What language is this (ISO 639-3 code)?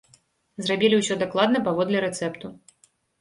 bel